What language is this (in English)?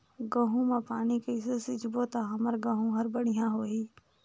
Chhattisgarhi